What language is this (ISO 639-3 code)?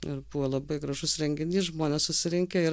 lit